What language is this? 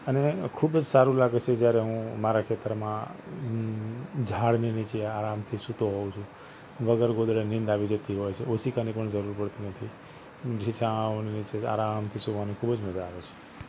Gujarati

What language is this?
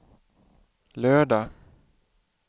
Swedish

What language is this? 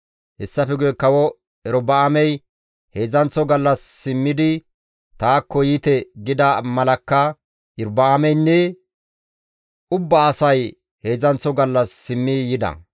Gamo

